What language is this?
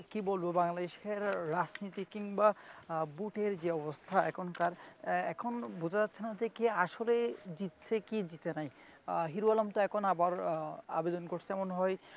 Bangla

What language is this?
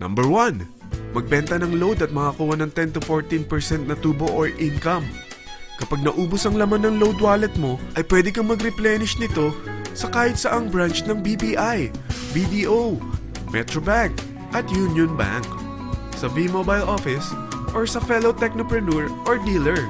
Filipino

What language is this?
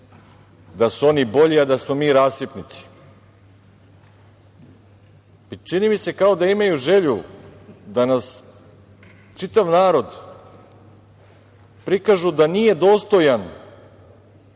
Serbian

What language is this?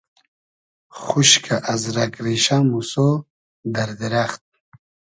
Hazaragi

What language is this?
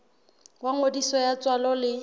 Southern Sotho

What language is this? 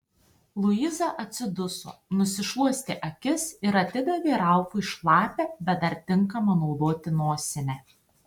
Lithuanian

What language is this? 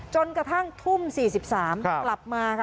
Thai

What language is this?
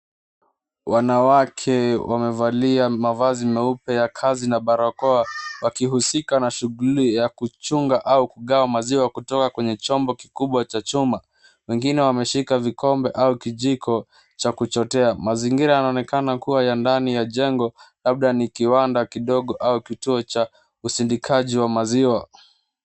Swahili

